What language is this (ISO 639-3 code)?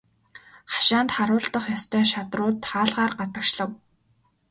mon